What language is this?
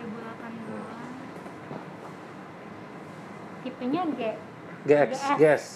Indonesian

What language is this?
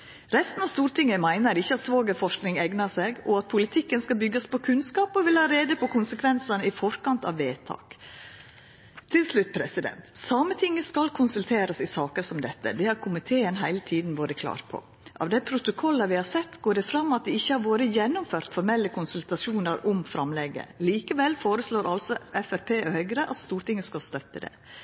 Norwegian Nynorsk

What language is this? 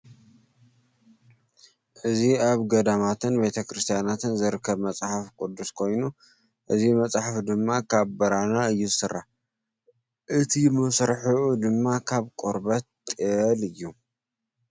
Tigrinya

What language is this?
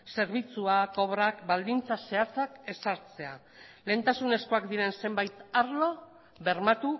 Basque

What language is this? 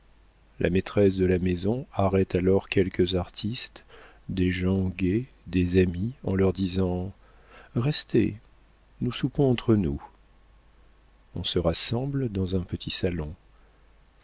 French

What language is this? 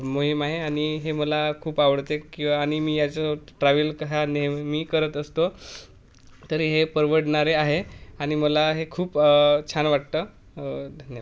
Marathi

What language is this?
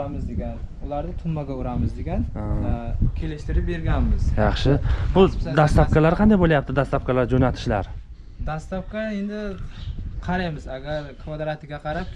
Turkish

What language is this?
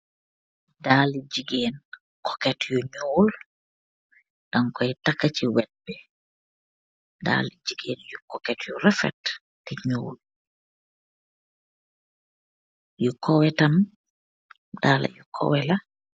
Wolof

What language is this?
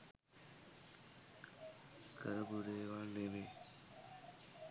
Sinhala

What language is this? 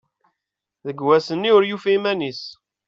Kabyle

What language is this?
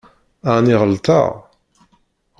Kabyle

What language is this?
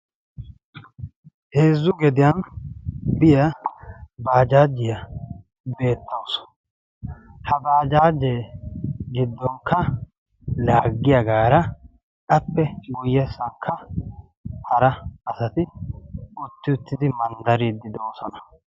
Wolaytta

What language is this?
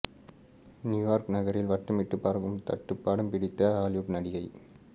Tamil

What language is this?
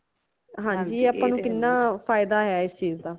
Punjabi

